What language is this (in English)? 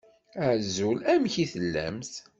Kabyle